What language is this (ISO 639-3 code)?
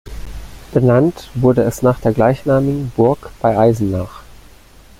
deu